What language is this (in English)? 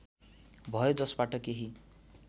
Nepali